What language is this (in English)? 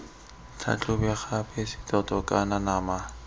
Tswana